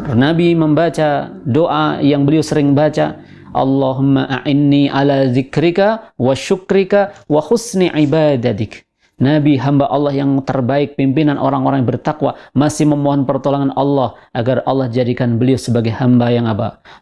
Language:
Indonesian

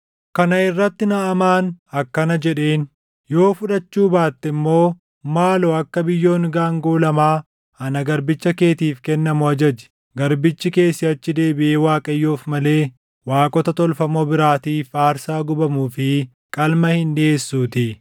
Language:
Oromo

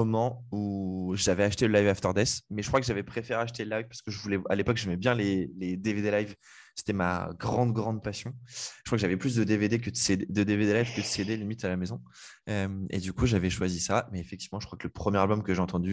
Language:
French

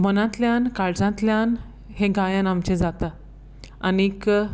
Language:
Konkani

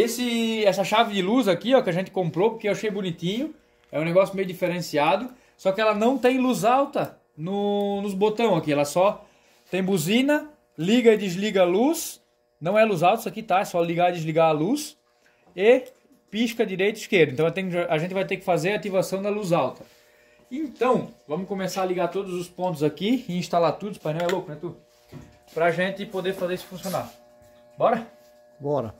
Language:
Portuguese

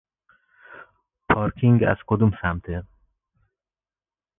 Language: Persian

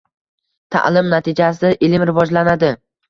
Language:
Uzbek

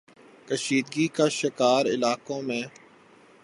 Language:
Urdu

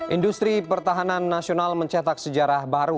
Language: Indonesian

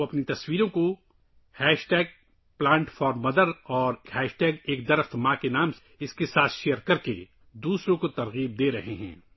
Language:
Urdu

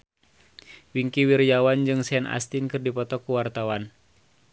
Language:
Sundanese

